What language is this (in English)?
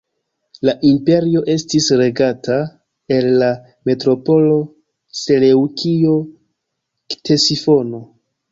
Esperanto